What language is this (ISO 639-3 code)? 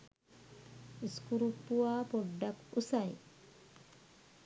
sin